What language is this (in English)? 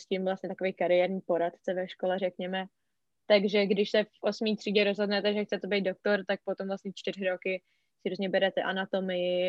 Czech